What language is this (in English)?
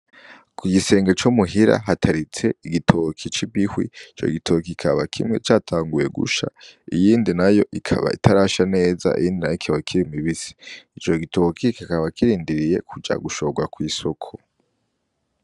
Rundi